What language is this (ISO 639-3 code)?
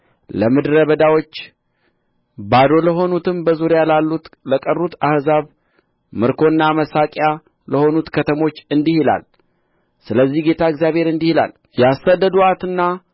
amh